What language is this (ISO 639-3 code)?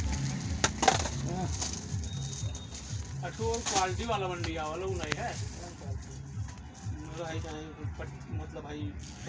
bho